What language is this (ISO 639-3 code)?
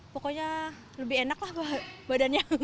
ind